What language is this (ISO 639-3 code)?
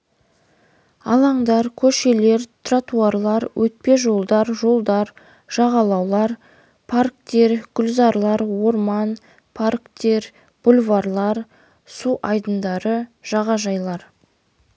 kaz